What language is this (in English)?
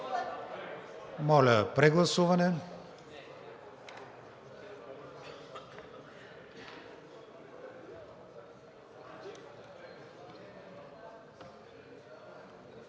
Bulgarian